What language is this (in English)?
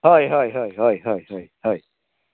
Konkani